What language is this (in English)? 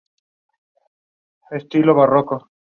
Spanish